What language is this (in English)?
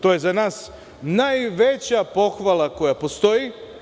Serbian